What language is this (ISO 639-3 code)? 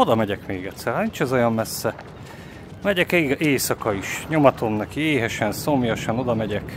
hun